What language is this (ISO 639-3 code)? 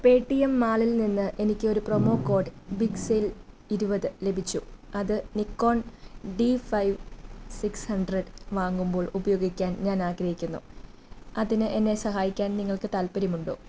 mal